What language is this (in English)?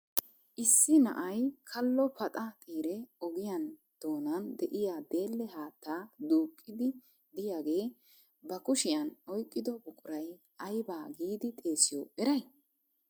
Wolaytta